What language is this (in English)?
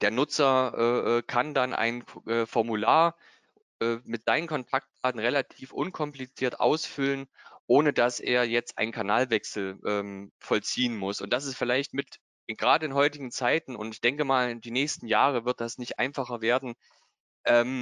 German